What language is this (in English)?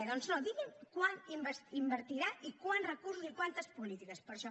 Catalan